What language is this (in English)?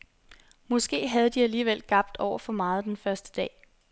Danish